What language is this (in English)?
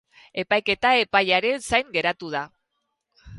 Basque